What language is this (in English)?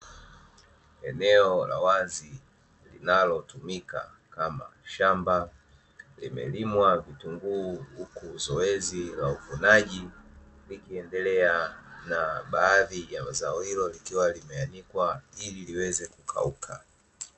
Swahili